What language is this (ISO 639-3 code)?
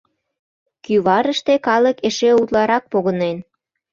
chm